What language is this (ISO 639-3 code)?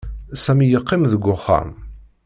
kab